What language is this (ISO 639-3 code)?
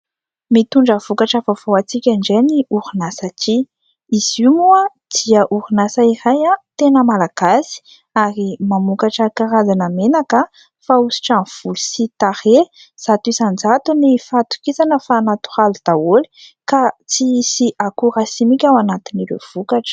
mlg